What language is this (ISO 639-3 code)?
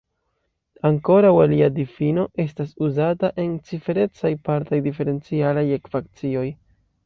epo